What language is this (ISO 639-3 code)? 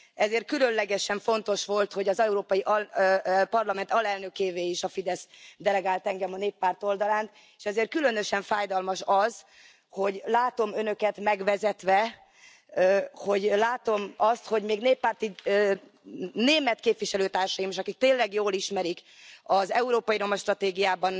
hun